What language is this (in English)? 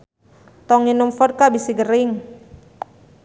Sundanese